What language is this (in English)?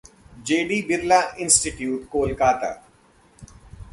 Hindi